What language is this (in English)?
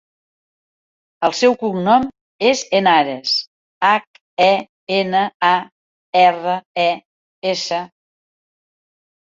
Catalan